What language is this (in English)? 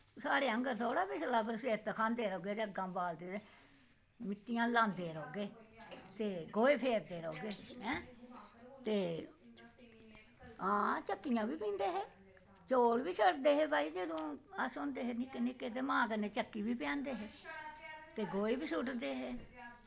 Dogri